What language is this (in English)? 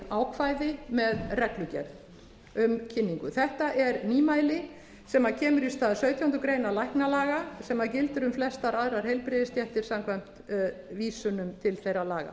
Icelandic